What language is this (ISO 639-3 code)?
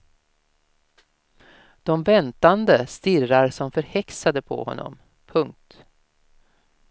swe